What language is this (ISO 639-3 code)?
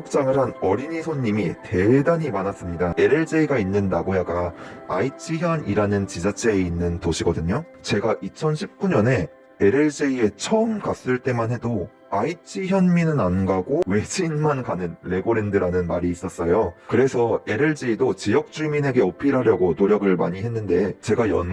kor